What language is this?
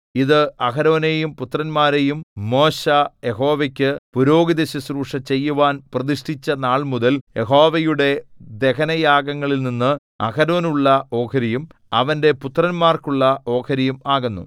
Malayalam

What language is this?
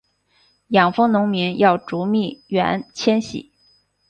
Chinese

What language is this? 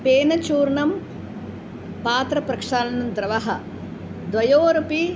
Sanskrit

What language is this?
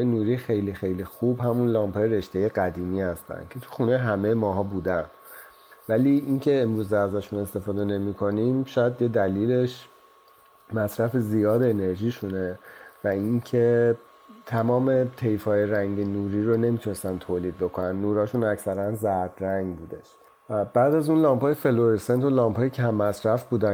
Persian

